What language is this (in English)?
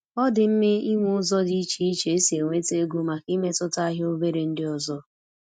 Igbo